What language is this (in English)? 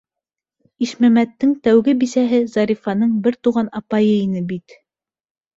Bashkir